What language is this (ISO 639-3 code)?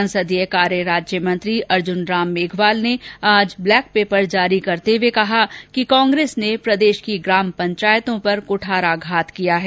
hin